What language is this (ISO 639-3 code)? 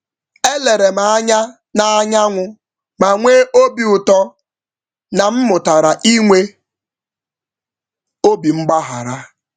ibo